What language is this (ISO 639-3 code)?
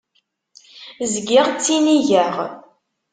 kab